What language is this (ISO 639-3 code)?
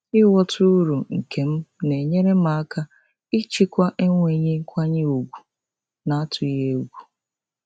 ibo